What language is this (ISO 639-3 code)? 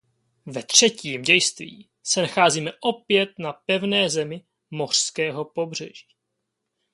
ces